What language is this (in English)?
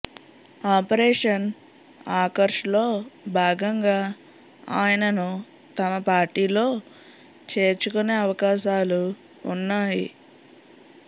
Telugu